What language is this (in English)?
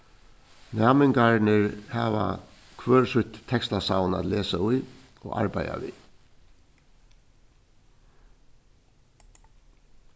Faroese